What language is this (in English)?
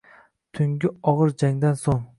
Uzbek